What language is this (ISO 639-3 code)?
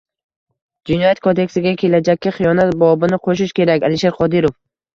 uzb